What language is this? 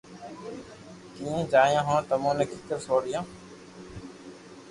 Loarki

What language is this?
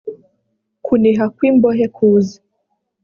Kinyarwanda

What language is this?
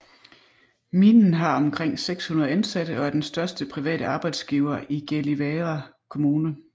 Danish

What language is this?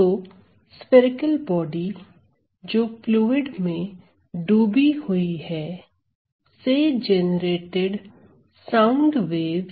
Hindi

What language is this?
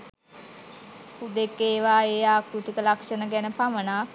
Sinhala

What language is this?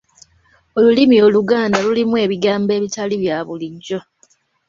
Ganda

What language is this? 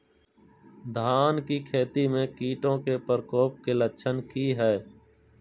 Magahi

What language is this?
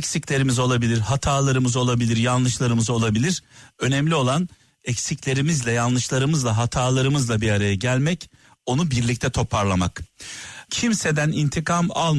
Turkish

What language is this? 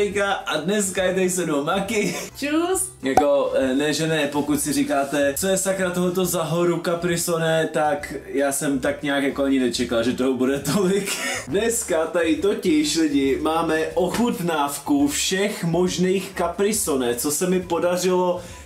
Czech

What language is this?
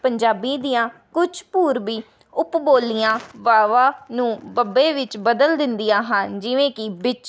Punjabi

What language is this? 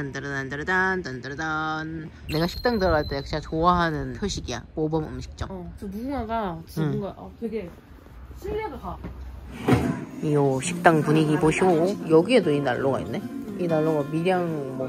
Korean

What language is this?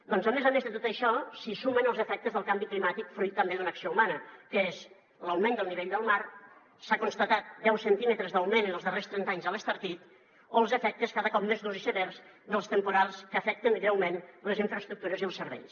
Catalan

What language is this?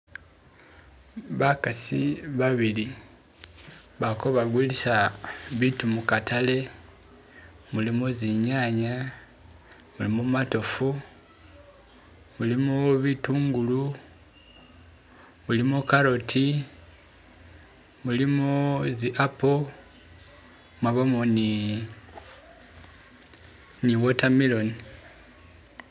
Masaaba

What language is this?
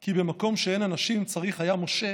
Hebrew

